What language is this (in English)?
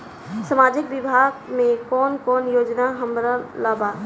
Bhojpuri